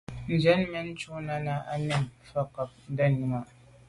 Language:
Medumba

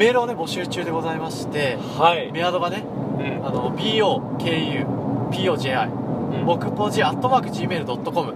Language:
Japanese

